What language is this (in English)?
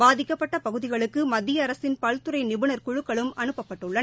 Tamil